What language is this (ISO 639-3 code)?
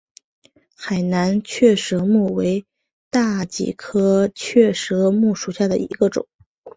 zho